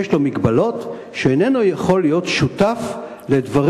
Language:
Hebrew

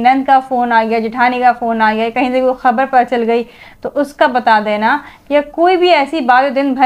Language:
Hindi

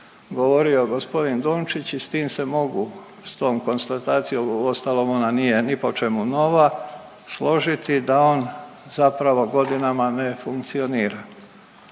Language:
Croatian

